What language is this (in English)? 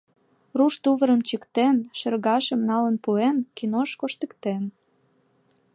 Mari